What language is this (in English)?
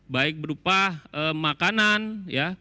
Indonesian